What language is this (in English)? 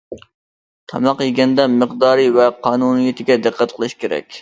Uyghur